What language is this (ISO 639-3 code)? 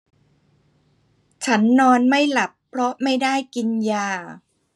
tha